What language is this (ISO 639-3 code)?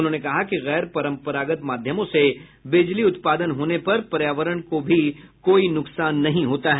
hin